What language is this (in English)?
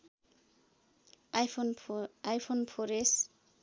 Nepali